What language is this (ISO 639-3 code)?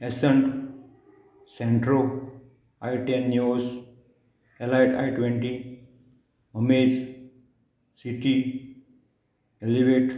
kok